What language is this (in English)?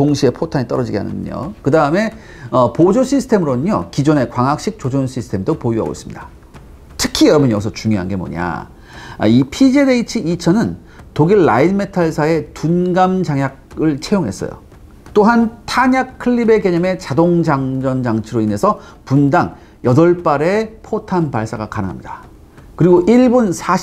Korean